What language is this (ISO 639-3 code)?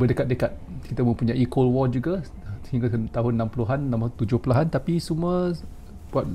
msa